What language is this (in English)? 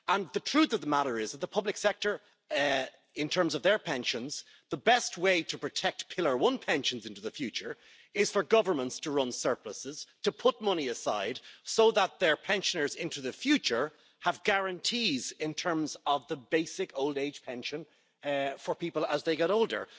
English